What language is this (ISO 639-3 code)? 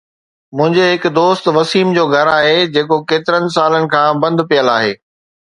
snd